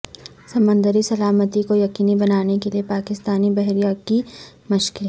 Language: Urdu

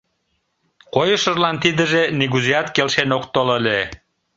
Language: Mari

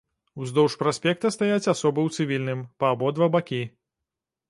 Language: Belarusian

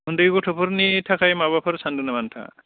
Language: Bodo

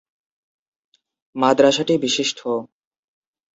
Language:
Bangla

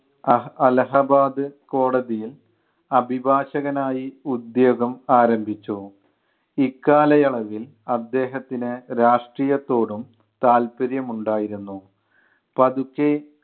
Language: Malayalam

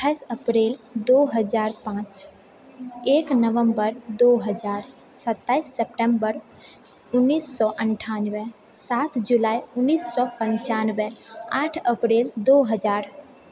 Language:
Maithili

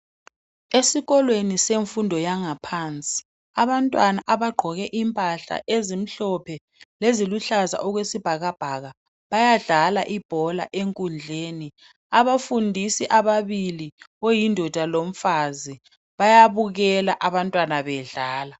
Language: North Ndebele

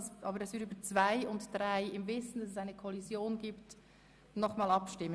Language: Swiss German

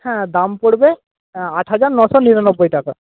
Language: Bangla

